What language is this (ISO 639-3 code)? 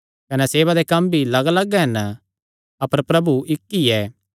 xnr